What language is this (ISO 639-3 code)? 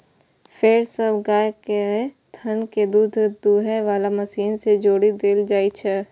mai